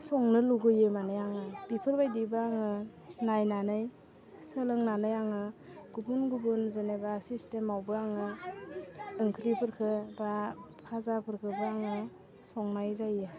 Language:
Bodo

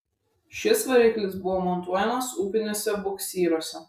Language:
Lithuanian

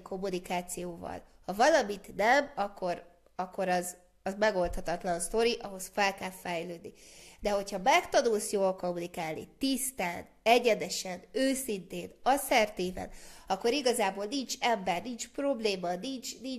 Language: Hungarian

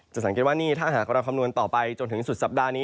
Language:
Thai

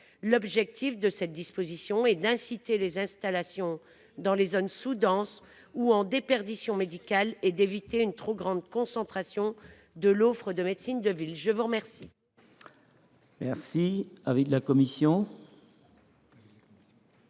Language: French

